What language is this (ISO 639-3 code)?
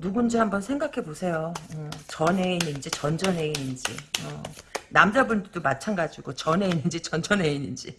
kor